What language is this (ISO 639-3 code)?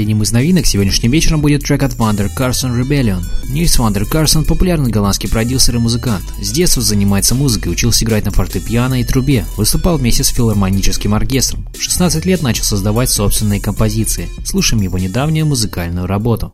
rus